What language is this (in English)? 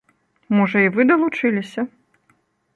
Belarusian